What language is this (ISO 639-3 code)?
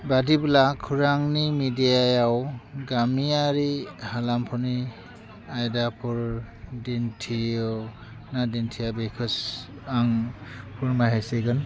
brx